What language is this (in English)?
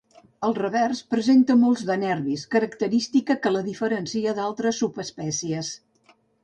Catalan